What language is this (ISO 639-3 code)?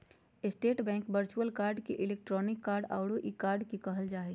mag